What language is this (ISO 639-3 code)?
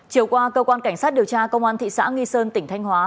vie